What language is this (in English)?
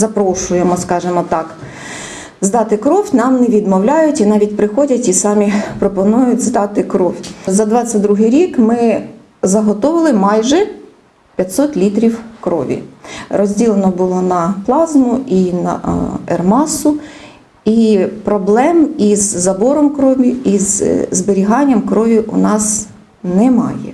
Ukrainian